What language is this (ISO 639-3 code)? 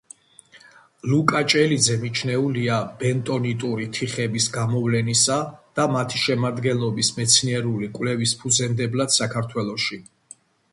kat